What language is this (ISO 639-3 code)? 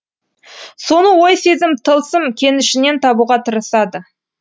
kaz